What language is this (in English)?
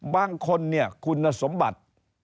Thai